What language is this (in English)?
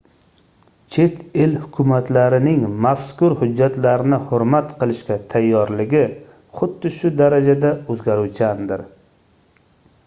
Uzbek